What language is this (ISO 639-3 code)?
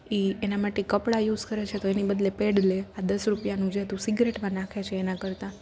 guj